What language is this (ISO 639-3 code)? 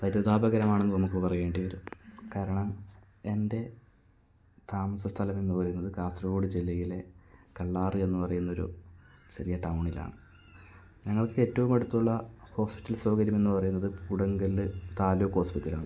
mal